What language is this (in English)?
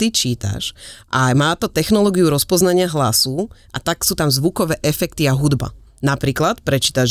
Slovak